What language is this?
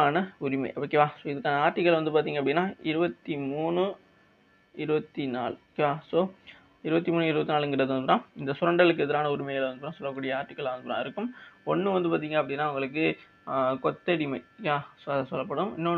Tamil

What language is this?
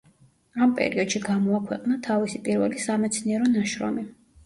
Georgian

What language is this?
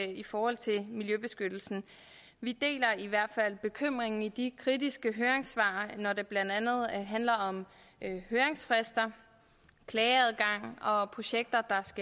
Danish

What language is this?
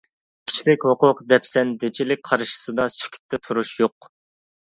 Uyghur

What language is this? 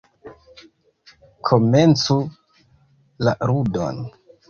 Esperanto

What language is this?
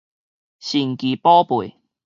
Min Nan Chinese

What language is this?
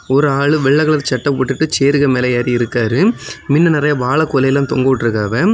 Tamil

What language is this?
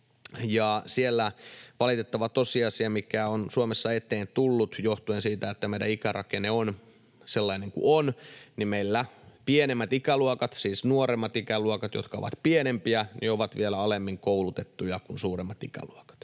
Finnish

